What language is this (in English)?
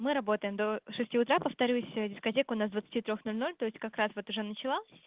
Russian